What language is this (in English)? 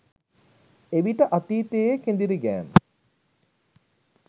Sinhala